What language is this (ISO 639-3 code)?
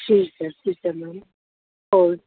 pan